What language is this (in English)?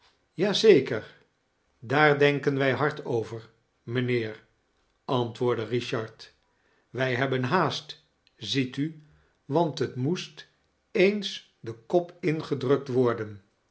Dutch